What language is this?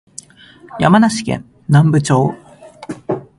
Japanese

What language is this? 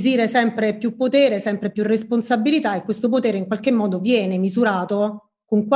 Italian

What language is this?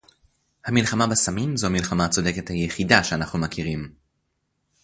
Hebrew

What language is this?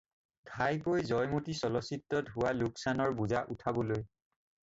Assamese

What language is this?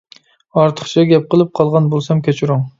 Uyghur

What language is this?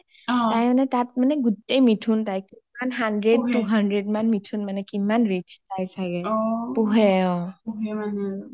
Assamese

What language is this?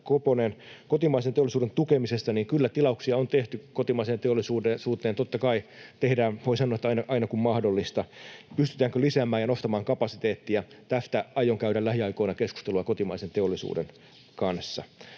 Finnish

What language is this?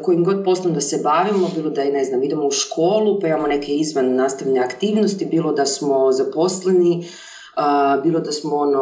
Croatian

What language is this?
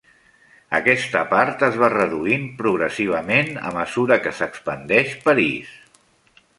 Catalan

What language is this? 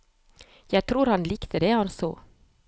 Norwegian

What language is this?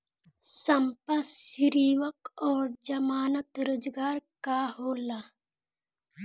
Bhojpuri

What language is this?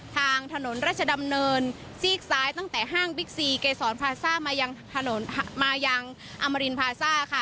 Thai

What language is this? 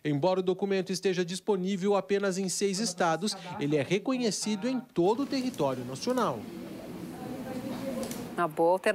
Portuguese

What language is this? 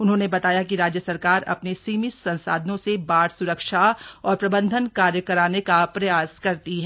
Hindi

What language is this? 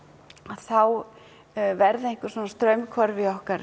Icelandic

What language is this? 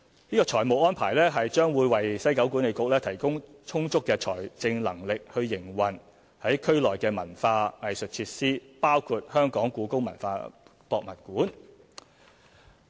Cantonese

